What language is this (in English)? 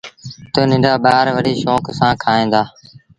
Sindhi Bhil